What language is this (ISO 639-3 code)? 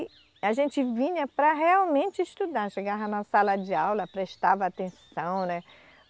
por